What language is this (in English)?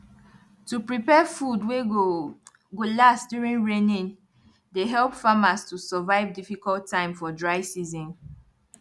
Nigerian Pidgin